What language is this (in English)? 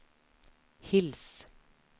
Norwegian